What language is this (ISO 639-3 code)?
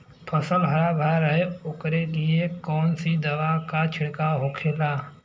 bho